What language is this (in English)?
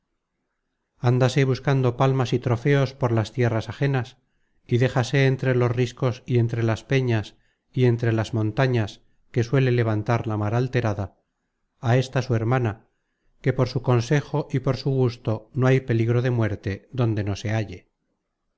Spanish